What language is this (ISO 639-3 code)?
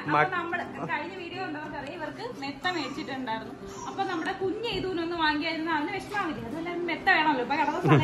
mal